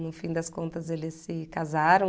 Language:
Portuguese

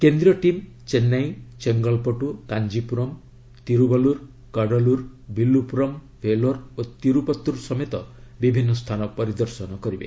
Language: Odia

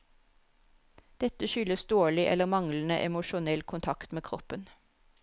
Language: Norwegian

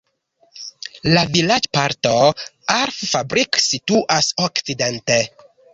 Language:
Esperanto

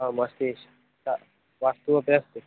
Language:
Sanskrit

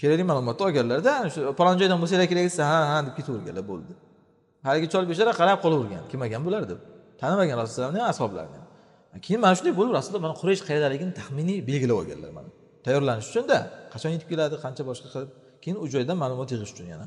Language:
Turkish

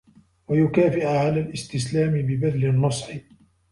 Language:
Arabic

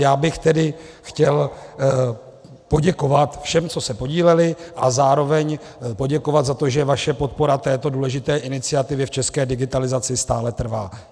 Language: Czech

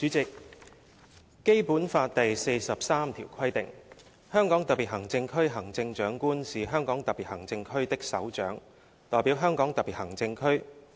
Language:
Cantonese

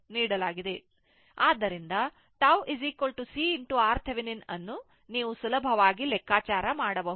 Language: Kannada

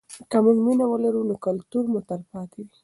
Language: Pashto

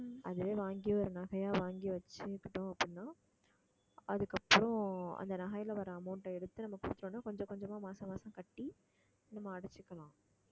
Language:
Tamil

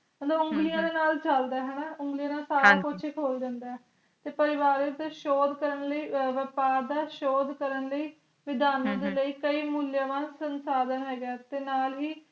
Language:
Punjabi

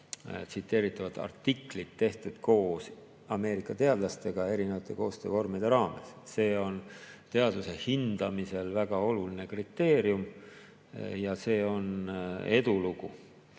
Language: Estonian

